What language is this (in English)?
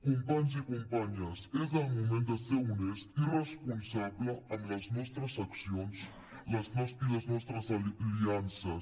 Catalan